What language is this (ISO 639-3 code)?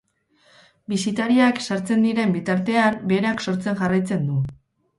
eus